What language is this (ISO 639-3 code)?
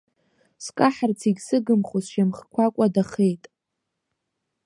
abk